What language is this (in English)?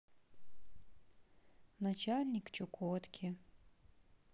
Russian